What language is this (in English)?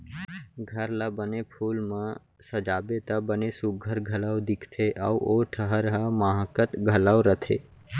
Chhattisgarhi